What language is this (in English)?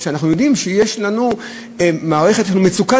Hebrew